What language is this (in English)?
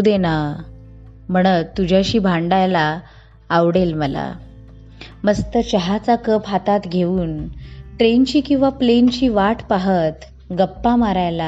Marathi